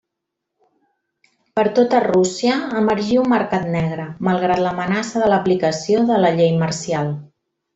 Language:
Catalan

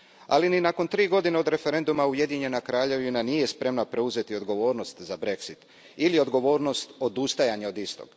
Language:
Croatian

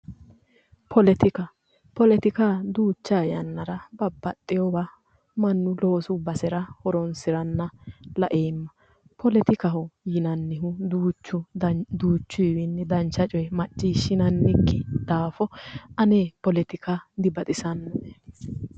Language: Sidamo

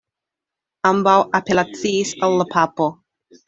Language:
Esperanto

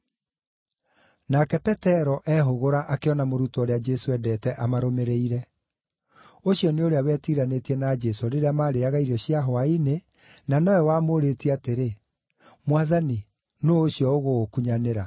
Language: Kikuyu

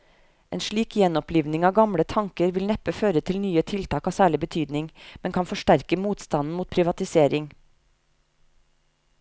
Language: Norwegian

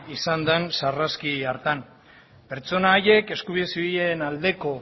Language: Basque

